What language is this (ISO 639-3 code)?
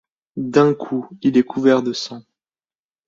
fra